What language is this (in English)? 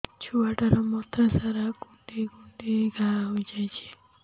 Odia